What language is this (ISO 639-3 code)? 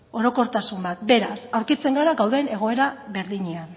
eus